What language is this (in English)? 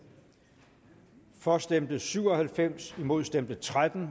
Danish